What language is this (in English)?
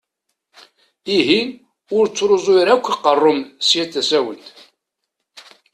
Kabyle